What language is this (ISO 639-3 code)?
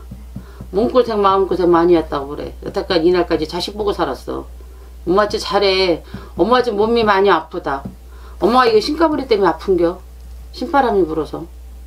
kor